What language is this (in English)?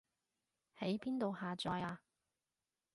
Cantonese